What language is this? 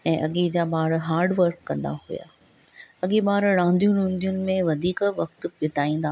Sindhi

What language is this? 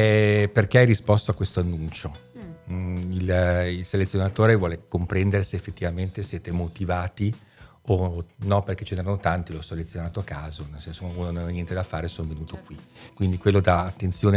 Italian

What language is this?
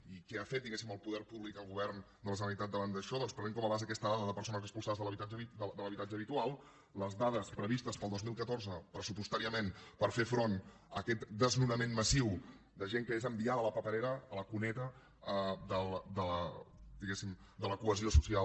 Catalan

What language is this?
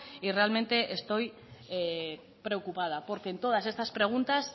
Spanish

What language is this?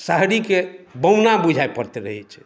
Maithili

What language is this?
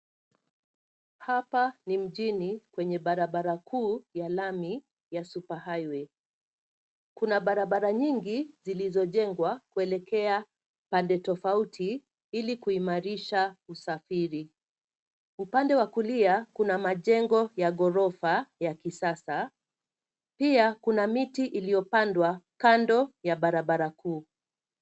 Swahili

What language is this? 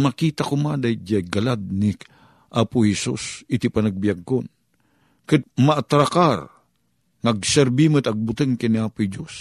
Filipino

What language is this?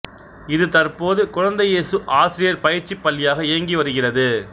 Tamil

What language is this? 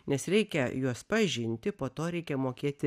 Lithuanian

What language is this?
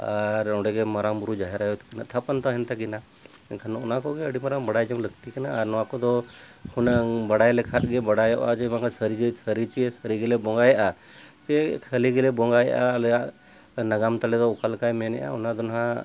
Santali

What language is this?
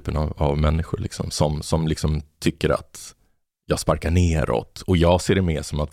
Swedish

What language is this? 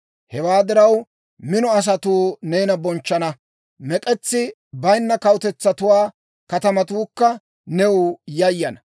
Dawro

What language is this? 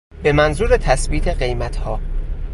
Persian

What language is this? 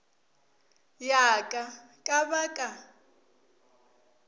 Northern Sotho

